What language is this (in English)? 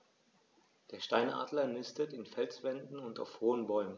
German